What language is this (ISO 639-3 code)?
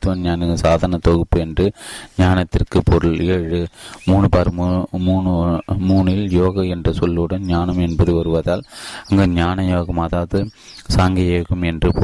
tam